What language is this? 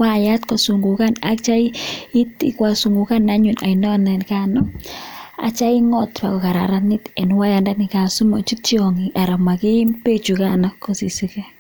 Kalenjin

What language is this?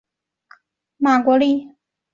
Chinese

